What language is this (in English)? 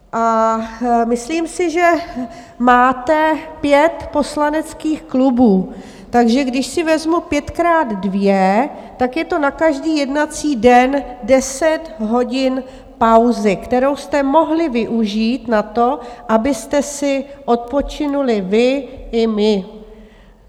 Czech